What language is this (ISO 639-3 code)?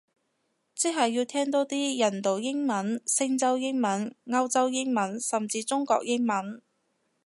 yue